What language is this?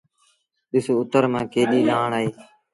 Sindhi Bhil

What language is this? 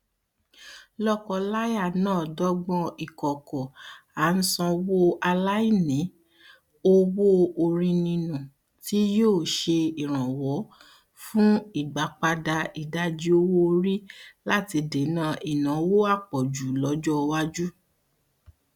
Yoruba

